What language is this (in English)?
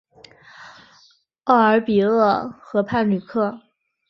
Chinese